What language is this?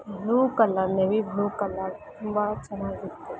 Kannada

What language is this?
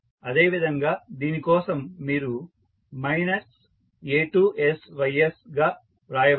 Telugu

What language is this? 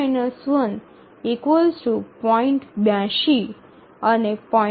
Gujarati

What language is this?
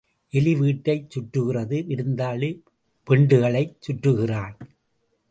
Tamil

